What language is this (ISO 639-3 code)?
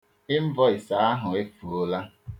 ibo